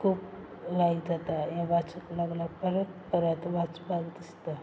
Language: Konkani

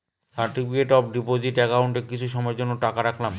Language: Bangla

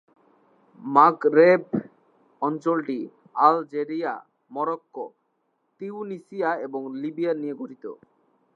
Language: Bangla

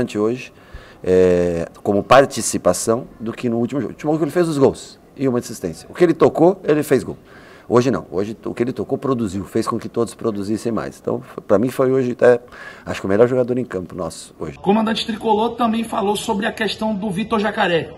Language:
Portuguese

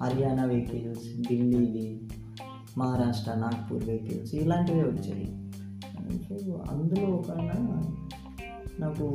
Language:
Telugu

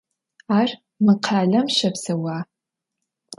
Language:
Adyghe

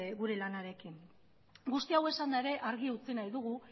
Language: Basque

